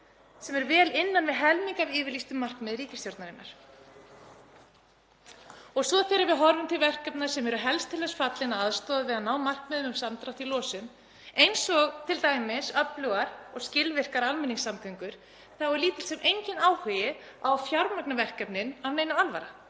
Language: Icelandic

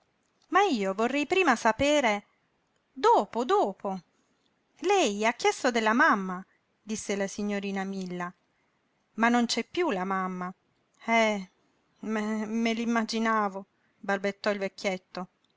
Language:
Italian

